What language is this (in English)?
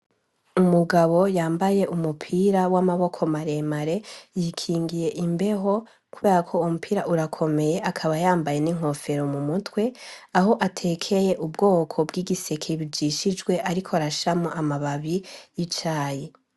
Rundi